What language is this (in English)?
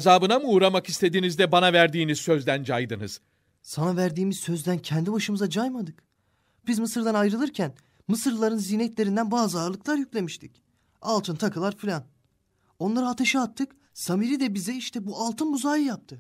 Turkish